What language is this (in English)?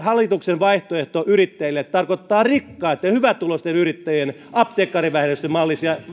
Finnish